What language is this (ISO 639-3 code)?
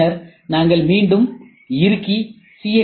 tam